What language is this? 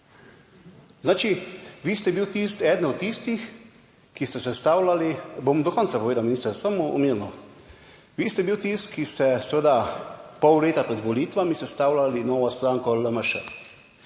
Slovenian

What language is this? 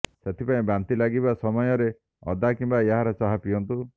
Odia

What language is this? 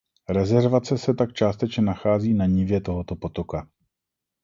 Czech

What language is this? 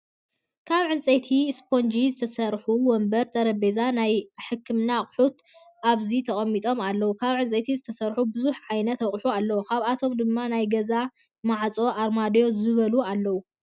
Tigrinya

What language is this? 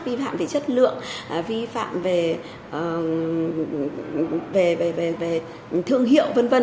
Vietnamese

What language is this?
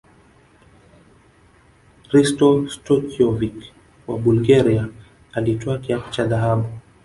Swahili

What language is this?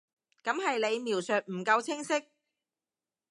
Cantonese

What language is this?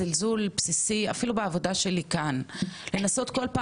Hebrew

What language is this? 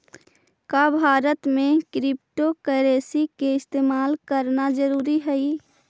Magahi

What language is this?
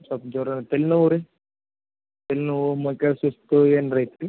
Kannada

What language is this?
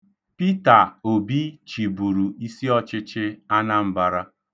Igbo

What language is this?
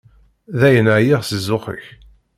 Kabyle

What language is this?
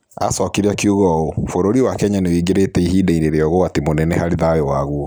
Kikuyu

